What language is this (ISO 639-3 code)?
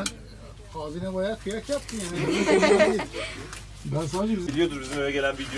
tur